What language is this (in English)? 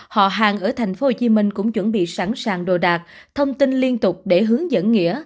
Vietnamese